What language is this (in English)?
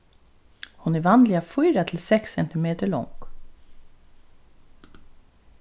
Faroese